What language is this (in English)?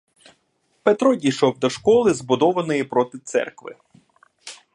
Ukrainian